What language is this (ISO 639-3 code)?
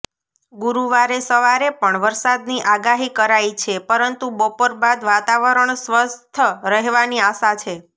guj